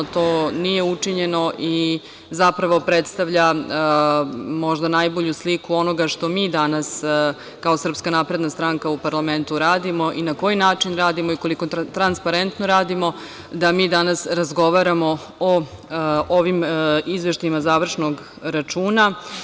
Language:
Serbian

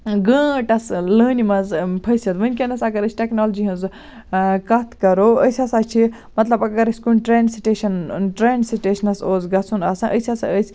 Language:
Kashmiri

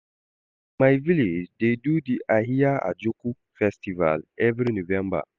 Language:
Nigerian Pidgin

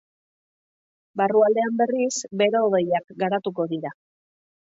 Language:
Basque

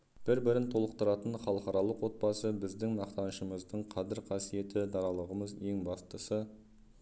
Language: Kazakh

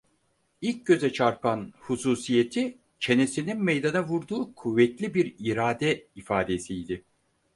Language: Turkish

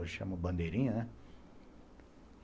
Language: Portuguese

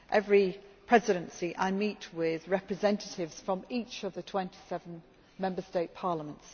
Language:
English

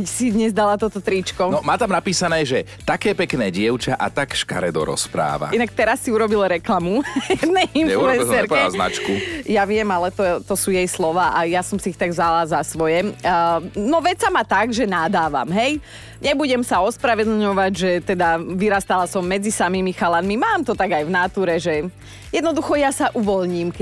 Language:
Slovak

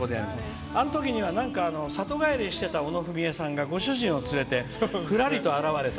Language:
Japanese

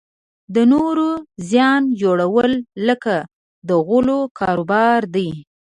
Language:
Pashto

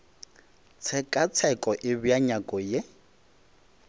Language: Northern Sotho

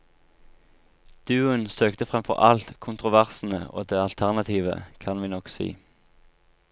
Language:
Norwegian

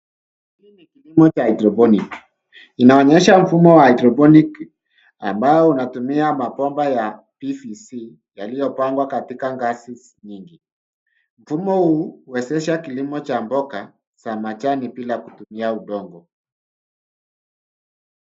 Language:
Swahili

